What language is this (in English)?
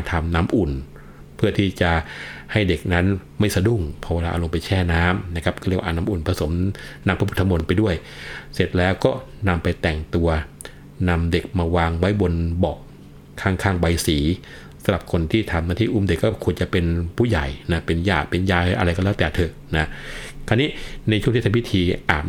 Thai